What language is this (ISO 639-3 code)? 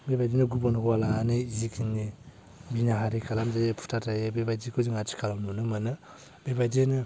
brx